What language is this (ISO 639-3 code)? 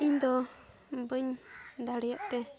sat